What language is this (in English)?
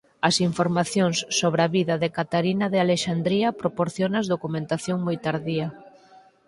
Galician